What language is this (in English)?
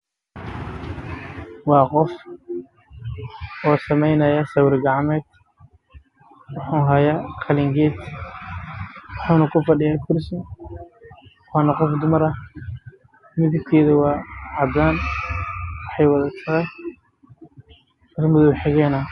Somali